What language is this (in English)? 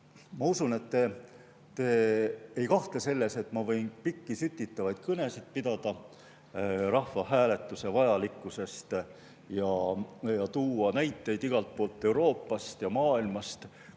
Estonian